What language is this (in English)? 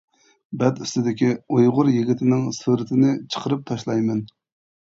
Uyghur